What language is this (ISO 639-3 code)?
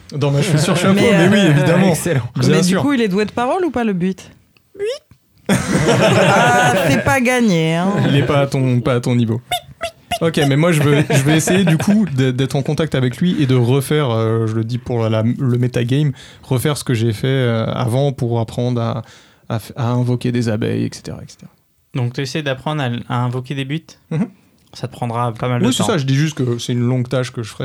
fra